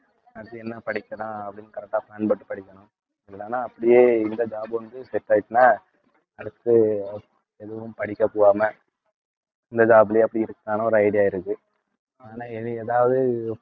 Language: Tamil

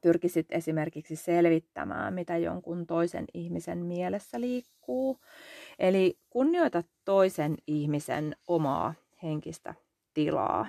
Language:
Finnish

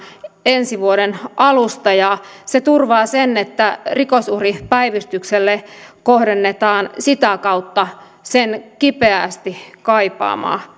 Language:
Finnish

